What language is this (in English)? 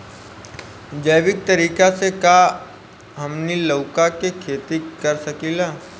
Bhojpuri